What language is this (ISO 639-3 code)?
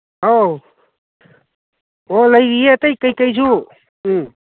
mni